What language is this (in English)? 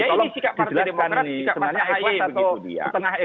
Indonesian